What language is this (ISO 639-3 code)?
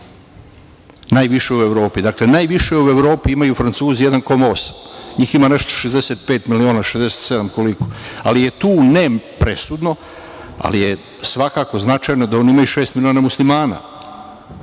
srp